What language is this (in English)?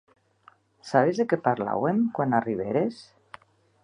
Occitan